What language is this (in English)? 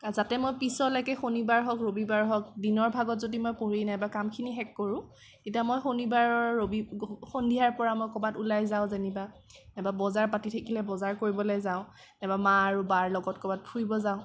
Assamese